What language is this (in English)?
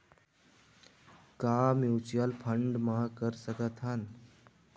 Chhattisgarhi